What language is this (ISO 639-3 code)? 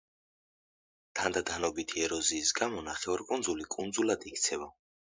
kat